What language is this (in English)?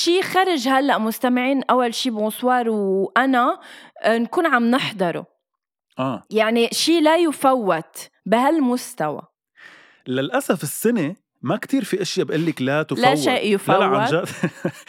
Arabic